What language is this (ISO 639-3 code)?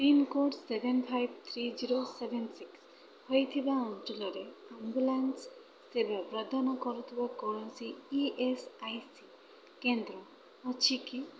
ori